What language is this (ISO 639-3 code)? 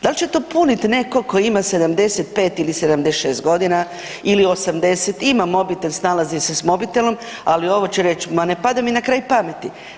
hrv